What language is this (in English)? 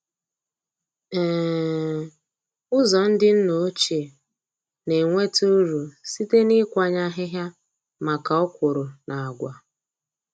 Igbo